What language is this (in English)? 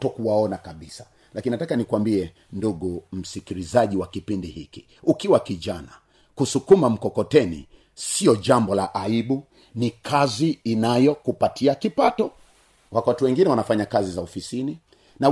Swahili